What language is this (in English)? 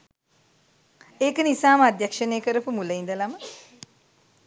Sinhala